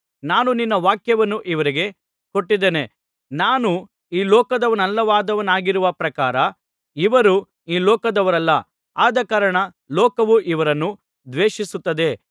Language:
Kannada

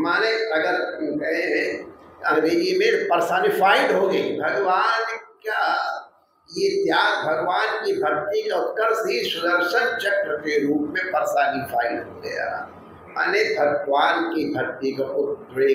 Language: Hindi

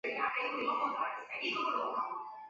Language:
Chinese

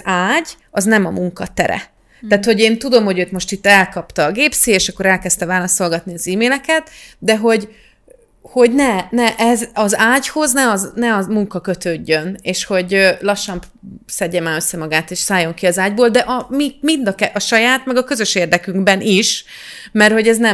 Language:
Hungarian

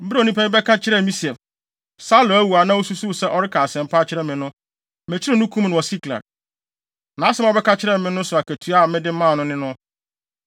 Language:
Akan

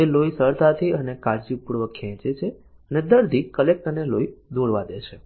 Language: Gujarati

